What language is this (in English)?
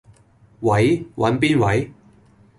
Cantonese